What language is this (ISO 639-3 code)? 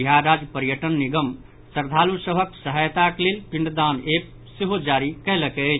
mai